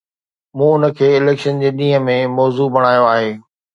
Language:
Sindhi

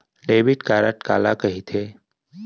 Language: Chhattisgarhi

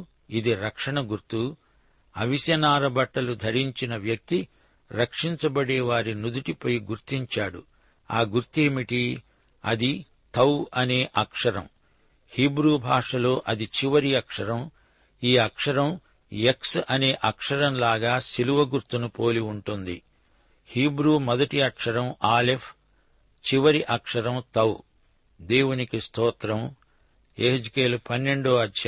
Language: Telugu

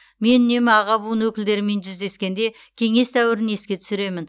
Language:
Kazakh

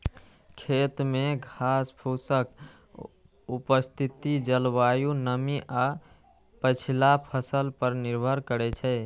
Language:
Maithili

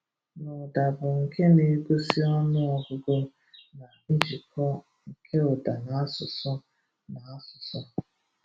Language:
Igbo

